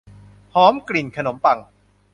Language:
Thai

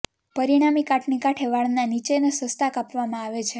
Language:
Gujarati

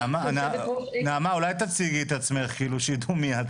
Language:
Hebrew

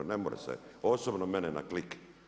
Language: Croatian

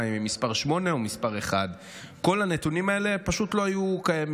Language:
Hebrew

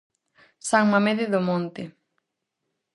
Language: Galician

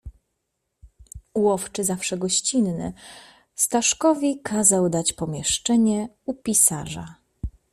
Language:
Polish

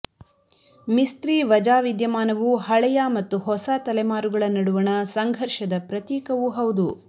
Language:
Kannada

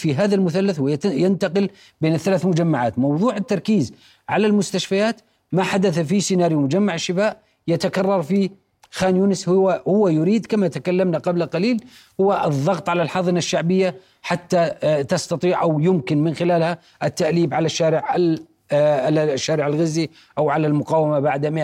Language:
Arabic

